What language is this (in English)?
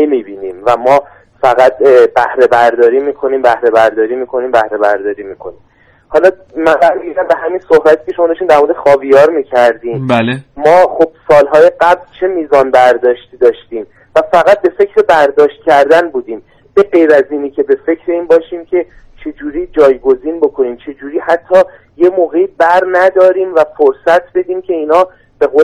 Persian